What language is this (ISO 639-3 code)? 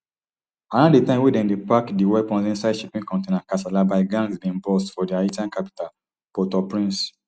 pcm